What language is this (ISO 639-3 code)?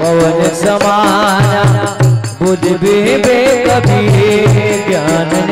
mar